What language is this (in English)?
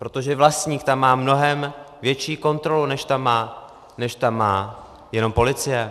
Czech